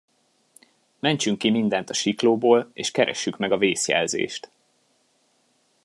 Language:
Hungarian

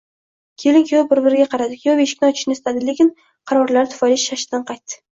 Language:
Uzbek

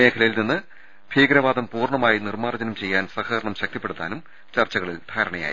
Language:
Malayalam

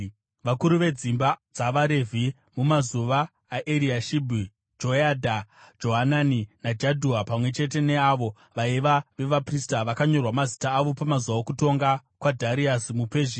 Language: Shona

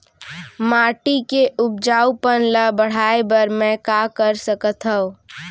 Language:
Chhattisgarhi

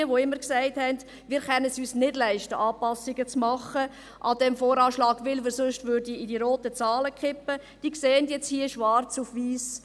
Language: Swiss German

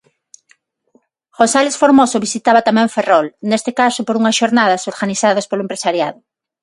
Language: Galician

